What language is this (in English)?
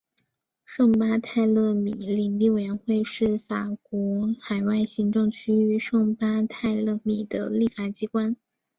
Chinese